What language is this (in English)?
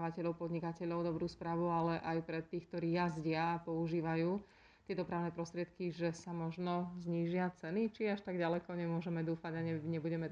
Slovak